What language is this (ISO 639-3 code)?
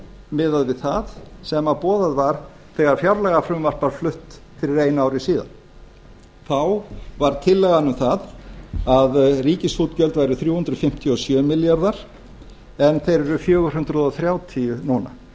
isl